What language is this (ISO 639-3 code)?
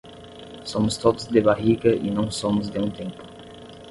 por